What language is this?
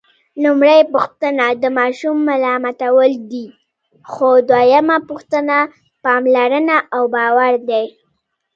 Pashto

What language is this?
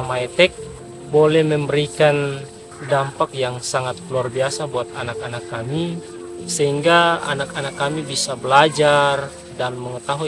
Indonesian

